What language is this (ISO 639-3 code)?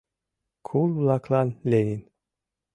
chm